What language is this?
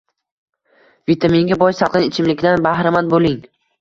Uzbek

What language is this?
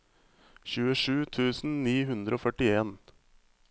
Norwegian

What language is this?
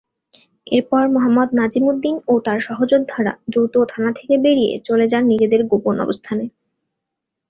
Bangla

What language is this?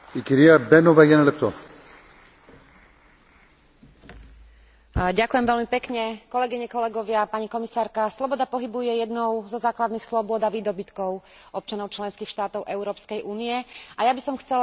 Slovak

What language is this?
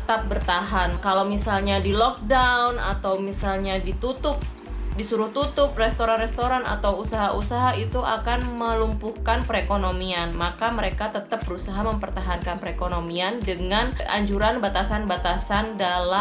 Indonesian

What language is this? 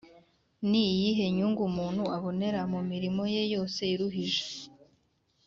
Kinyarwanda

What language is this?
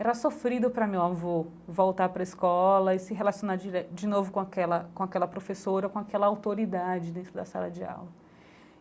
Portuguese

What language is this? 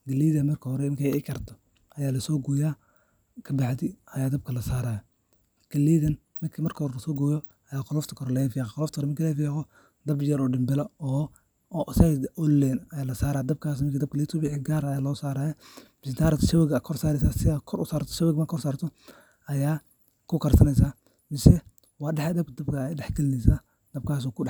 Somali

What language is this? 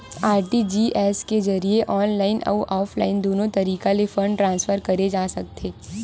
Chhattisgarhi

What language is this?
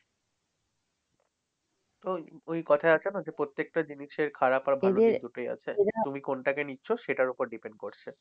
Bangla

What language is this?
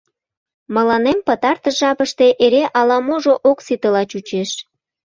Mari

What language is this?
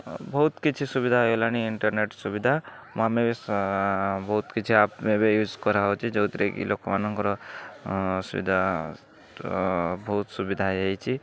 Odia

